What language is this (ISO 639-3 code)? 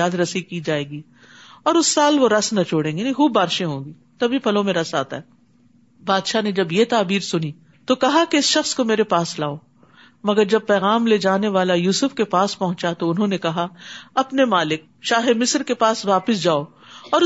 urd